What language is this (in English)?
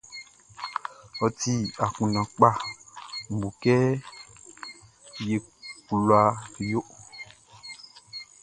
Baoulé